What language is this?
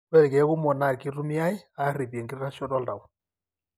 Masai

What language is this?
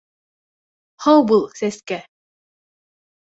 Bashkir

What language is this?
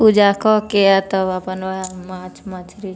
Maithili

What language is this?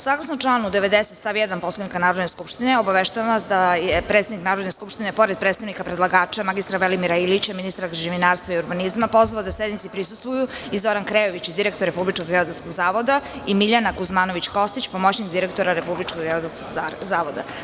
Serbian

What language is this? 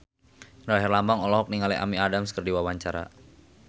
Sundanese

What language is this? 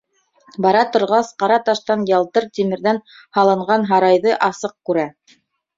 Bashkir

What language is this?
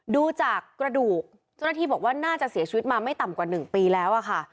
Thai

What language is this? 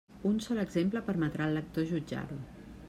Catalan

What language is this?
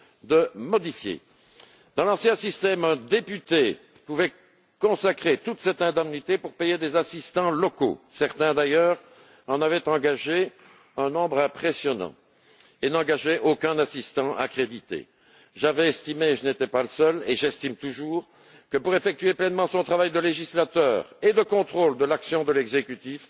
French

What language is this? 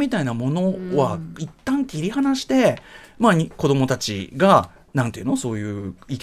Japanese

